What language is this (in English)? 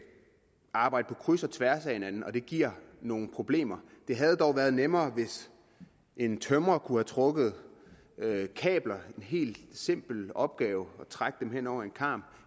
Danish